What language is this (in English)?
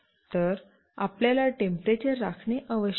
Marathi